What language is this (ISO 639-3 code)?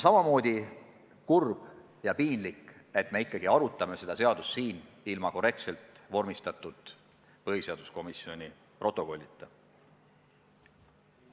est